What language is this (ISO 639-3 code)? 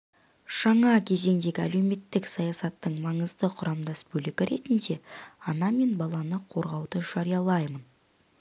kaz